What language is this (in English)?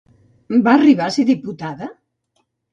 Catalan